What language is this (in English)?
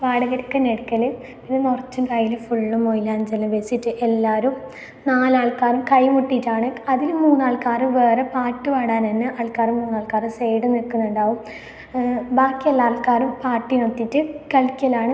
Malayalam